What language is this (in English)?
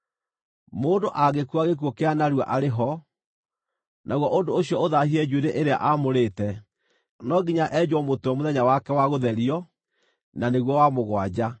Kikuyu